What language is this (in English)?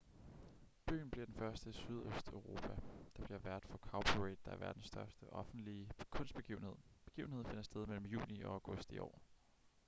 Danish